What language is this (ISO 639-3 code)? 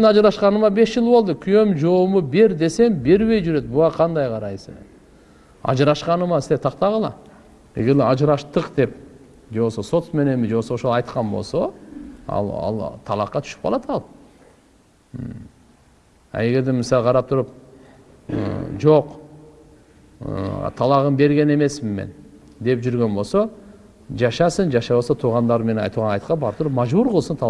tur